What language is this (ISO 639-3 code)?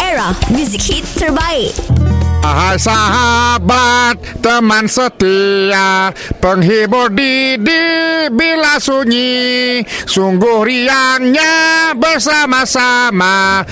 msa